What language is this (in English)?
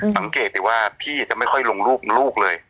Thai